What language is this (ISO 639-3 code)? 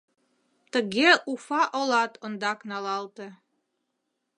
chm